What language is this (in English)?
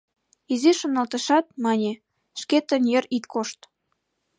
Mari